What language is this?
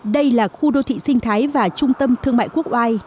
Vietnamese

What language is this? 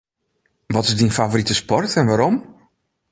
Western Frisian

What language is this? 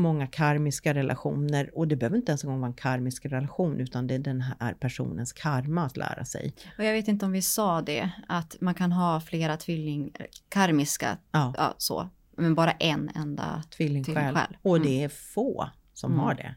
Swedish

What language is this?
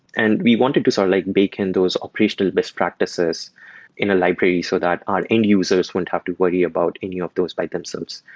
English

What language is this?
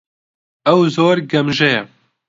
Central Kurdish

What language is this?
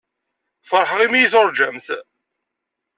Kabyle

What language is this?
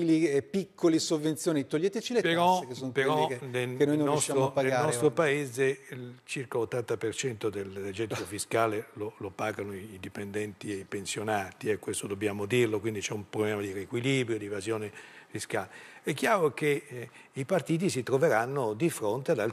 Italian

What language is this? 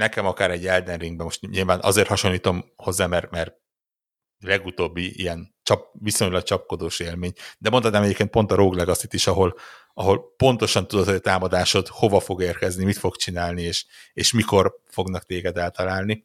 Hungarian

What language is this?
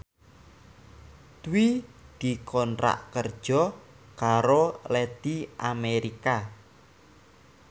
Javanese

